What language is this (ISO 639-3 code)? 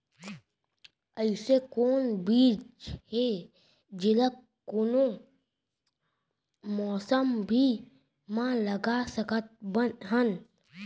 hne